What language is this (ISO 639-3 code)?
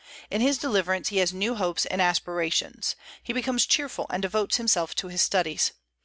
eng